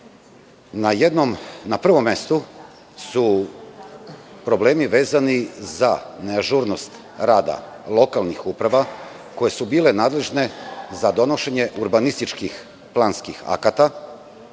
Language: Serbian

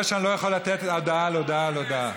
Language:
Hebrew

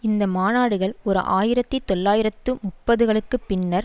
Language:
Tamil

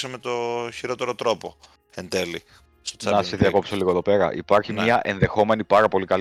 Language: Greek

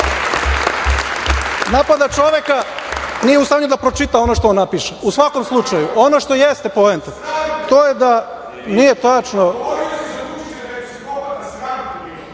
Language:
Serbian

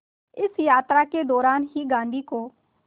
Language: Hindi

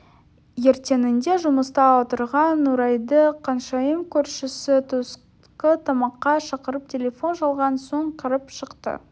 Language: Kazakh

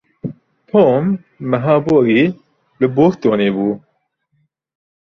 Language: Kurdish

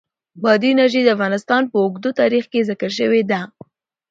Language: Pashto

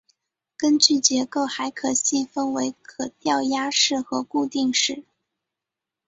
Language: Chinese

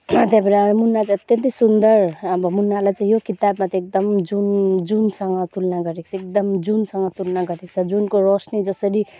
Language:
Nepali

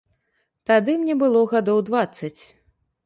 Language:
Belarusian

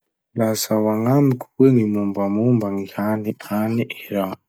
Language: Masikoro Malagasy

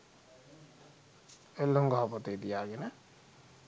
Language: Sinhala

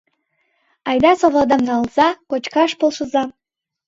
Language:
Mari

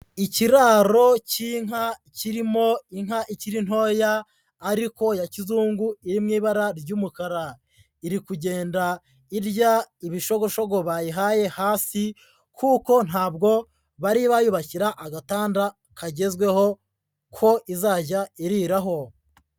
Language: Kinyarwanda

